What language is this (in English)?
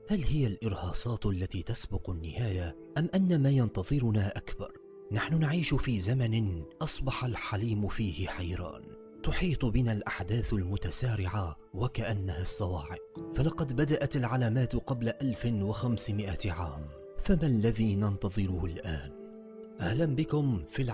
Arabic